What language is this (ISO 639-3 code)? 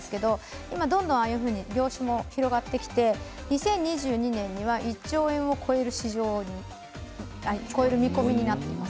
jpn